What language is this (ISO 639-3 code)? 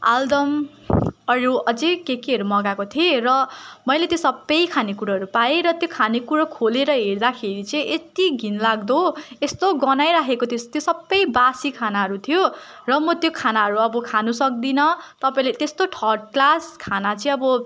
nep